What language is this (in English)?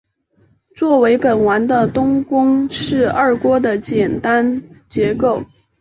Chinese